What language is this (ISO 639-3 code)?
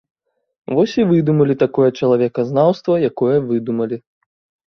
bel